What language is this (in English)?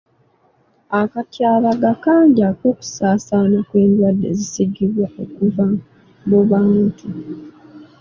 Ganda